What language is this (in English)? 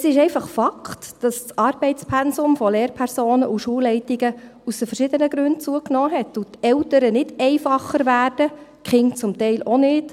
Swiss German